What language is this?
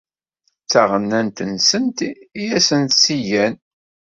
Kabyle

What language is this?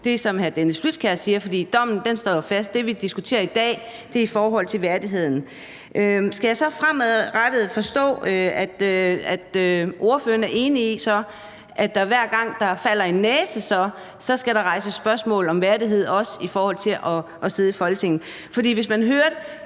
Danish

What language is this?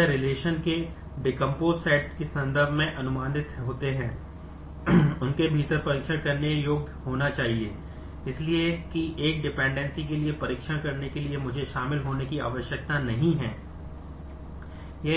Hindi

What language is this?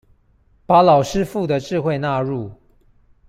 Chinese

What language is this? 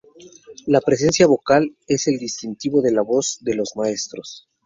Spanish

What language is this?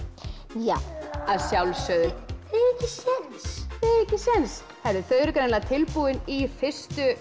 Icelandic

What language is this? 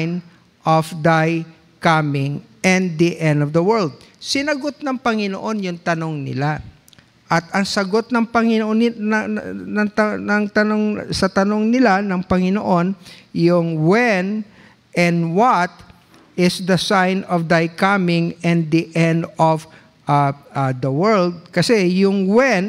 Filipino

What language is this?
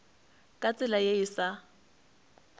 Northern Sotho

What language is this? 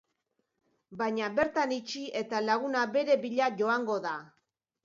Basque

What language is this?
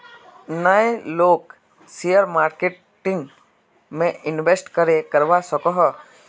Magahi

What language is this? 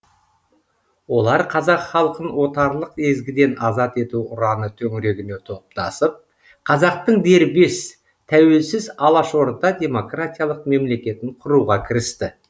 Kazakh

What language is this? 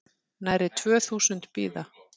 Icelandic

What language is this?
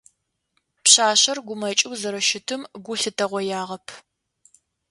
Adyghe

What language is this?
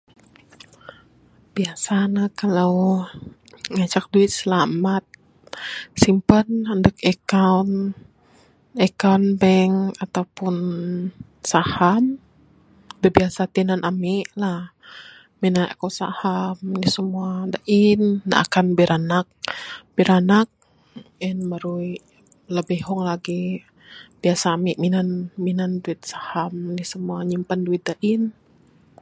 Bukar-Sadung Bidayuh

